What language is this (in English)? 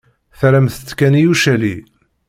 Kabyle